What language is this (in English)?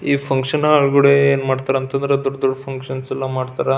Kannada